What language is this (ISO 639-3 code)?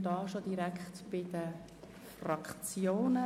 gsw